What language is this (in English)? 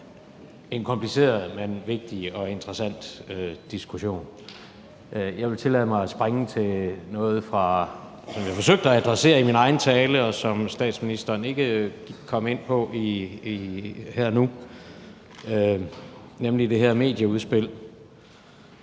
Danish